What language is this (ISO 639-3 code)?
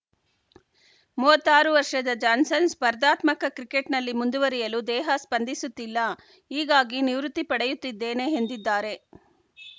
kan